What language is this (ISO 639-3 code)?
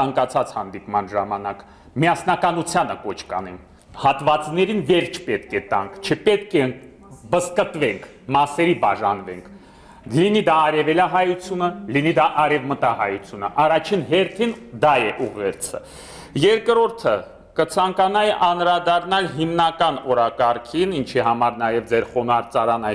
ron